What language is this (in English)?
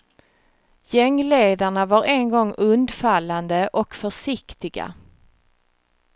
Swedish